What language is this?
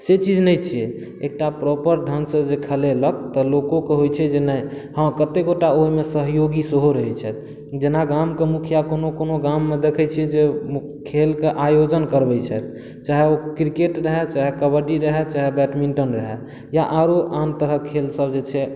Maithili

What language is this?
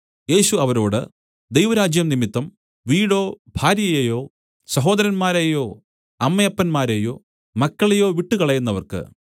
Malayalam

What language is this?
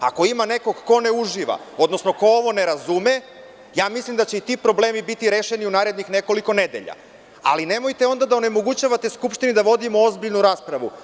Serbian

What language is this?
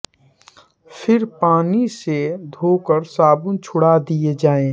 Hindi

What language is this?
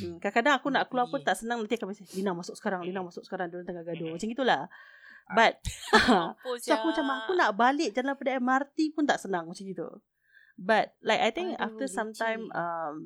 Malay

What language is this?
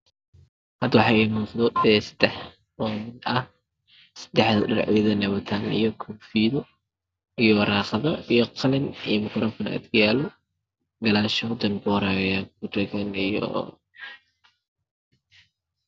Somali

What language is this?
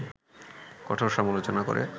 Bangla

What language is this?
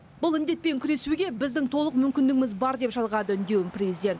Kazakh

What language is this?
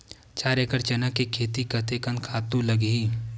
Chhattisgarhi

